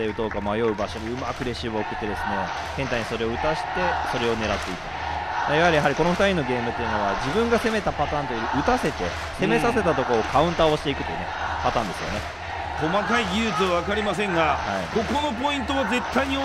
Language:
Japanese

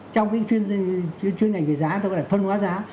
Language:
Vietnamese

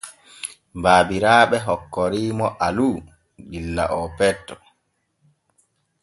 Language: Borgu Fulfulde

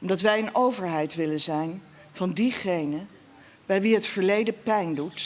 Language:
Dutch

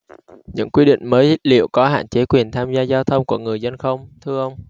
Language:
Vietnamese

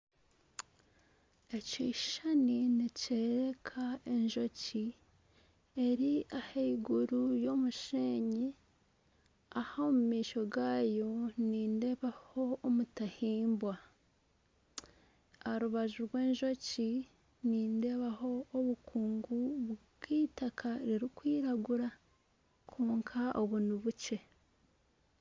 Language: Nyankole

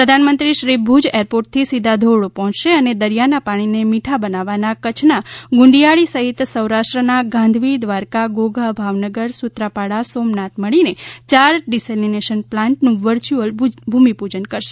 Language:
Gujarati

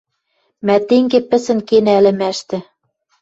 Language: Western Mari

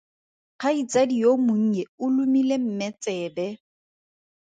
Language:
Tswana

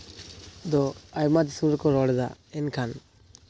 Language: Santali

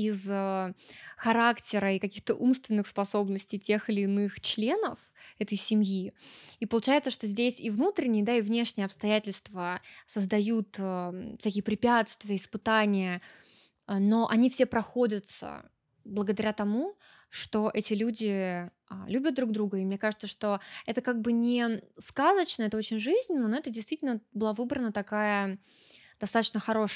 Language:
Russian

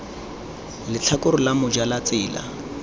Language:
Tswana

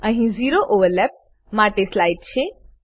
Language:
Gujarati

